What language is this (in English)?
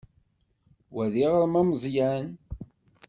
Kabyle